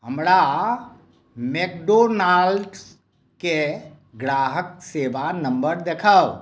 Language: Maithili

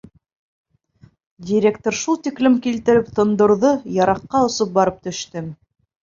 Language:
Bashkir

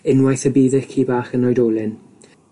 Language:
Welsh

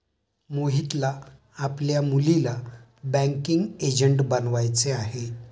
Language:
Marathi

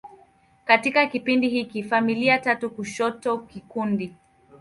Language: Swahili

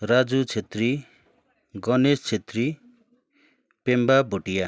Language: Nepali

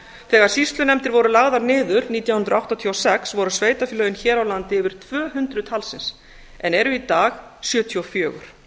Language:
Icelandic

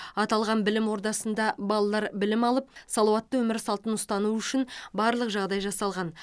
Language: Kazakh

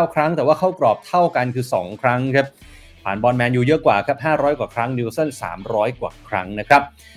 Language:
Thai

